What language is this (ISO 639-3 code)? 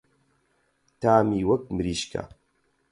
ckb